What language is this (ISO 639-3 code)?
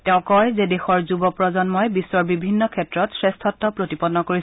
asm